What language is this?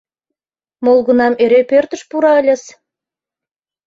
Mari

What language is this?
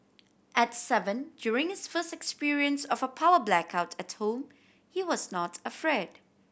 English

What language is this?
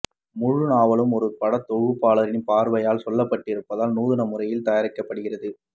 Tamil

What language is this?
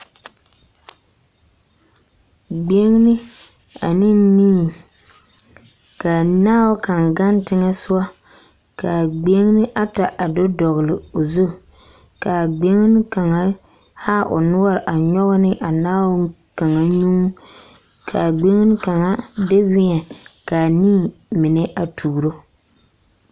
Southern Dagaare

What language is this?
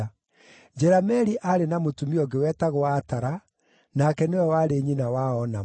Kikuyu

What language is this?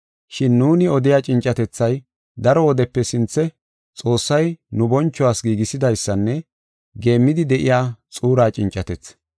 Gofa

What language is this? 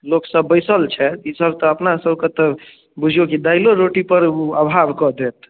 Maithili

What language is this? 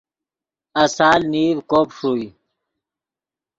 Yidgha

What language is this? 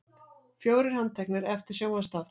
Icelandic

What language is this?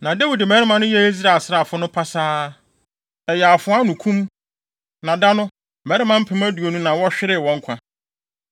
Akan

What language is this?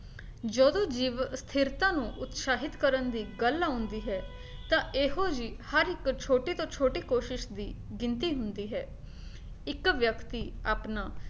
Punjabi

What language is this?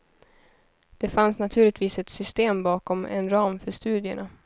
Swedish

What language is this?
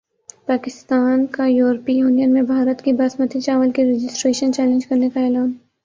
Urdu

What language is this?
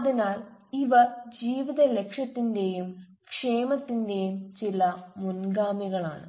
Malayalam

